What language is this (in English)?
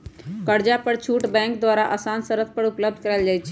Magahi